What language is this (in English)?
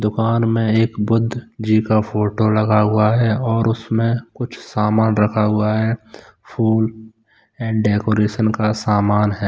Hindi